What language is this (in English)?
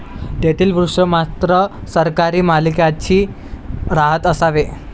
Marathi